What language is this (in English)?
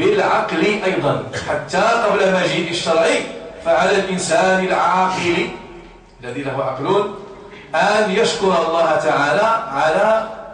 Arabic